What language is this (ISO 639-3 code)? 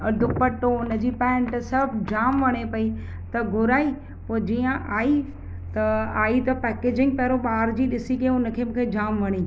snd